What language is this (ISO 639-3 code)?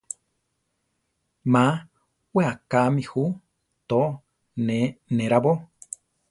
tar